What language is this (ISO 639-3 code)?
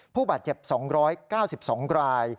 tha